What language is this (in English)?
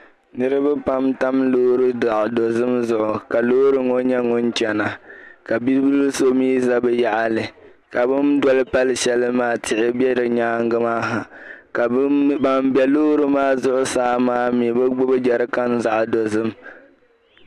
Dagbani